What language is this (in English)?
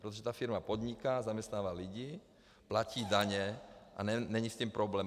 Czech